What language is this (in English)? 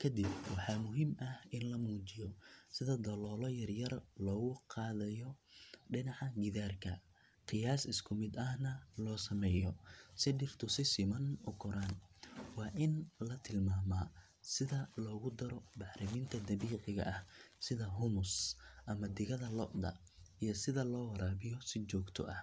Somali